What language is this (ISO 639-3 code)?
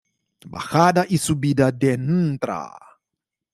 spa